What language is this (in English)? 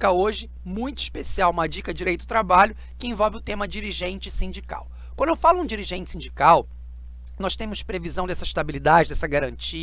Portuguese